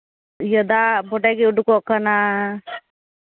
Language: Santali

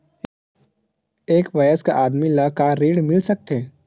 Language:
Chhattisgarhi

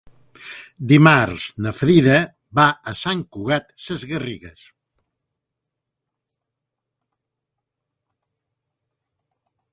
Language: Catalan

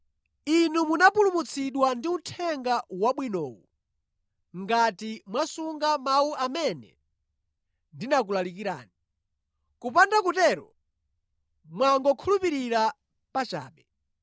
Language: Nyanja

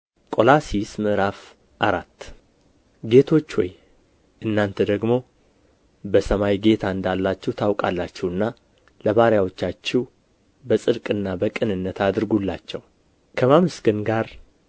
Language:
Amharic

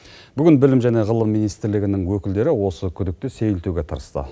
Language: Kazakh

